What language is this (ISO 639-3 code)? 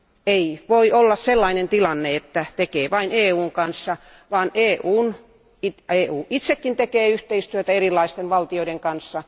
fin